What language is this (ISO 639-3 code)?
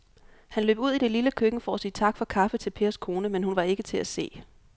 dan